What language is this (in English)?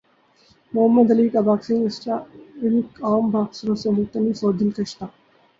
Urdu